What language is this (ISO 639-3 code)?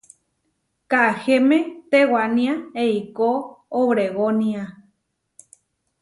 var